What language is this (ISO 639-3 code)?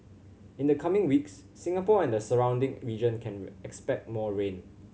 eng